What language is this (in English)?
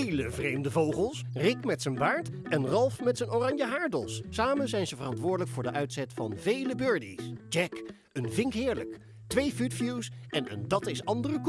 Dutch